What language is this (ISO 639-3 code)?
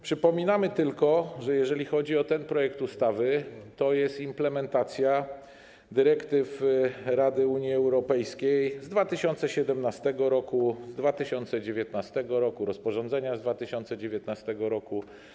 pol